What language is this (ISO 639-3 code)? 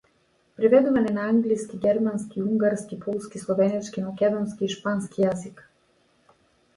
mkd